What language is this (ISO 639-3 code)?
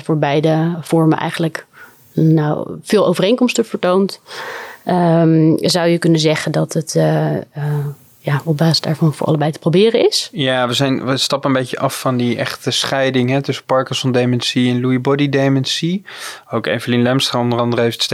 nld